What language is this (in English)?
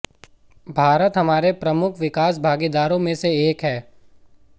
Hindi